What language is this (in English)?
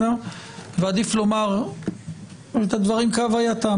Hebrew